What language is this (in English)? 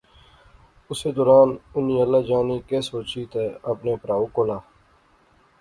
Pahari-Potwari